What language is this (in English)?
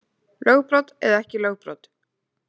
Icelandic